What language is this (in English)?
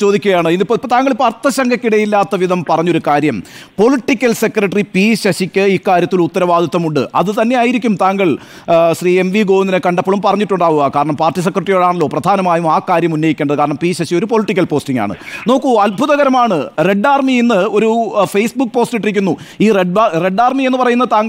Malayalam